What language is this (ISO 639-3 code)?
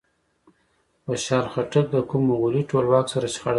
pus